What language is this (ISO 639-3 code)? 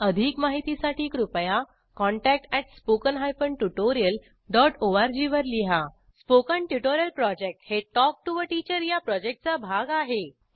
mar